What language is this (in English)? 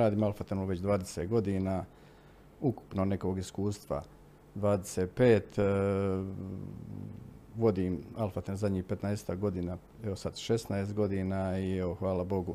Croatian